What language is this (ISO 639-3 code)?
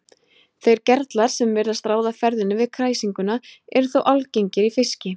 isl